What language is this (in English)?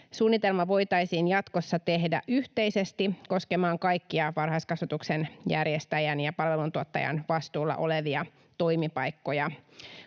Finnish